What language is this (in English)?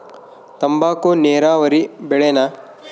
Kannada